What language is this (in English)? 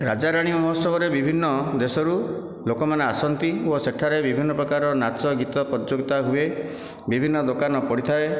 Odia